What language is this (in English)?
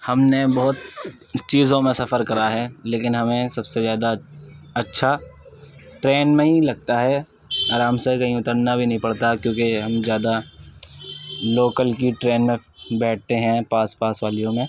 Urdu